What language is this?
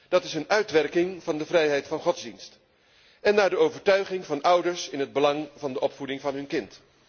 Dutch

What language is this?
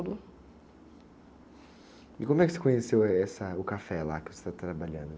Portuguese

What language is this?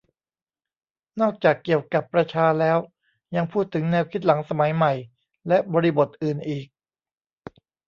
Thai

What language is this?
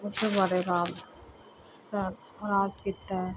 Punjabi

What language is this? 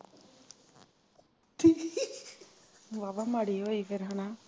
Punjabi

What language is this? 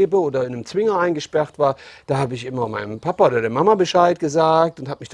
German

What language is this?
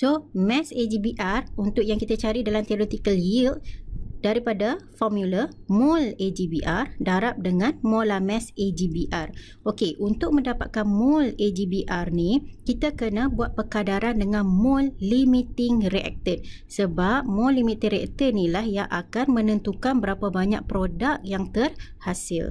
Malay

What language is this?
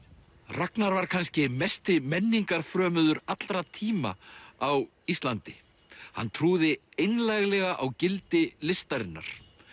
Icelandic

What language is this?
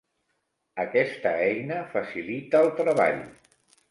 Catalan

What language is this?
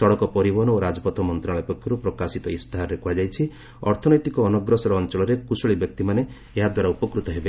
Odia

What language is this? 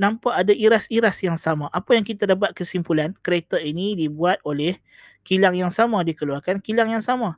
Malay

